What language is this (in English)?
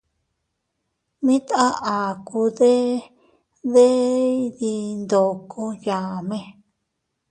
Teutila Cuicatec